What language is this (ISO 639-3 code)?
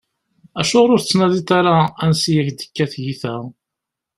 kab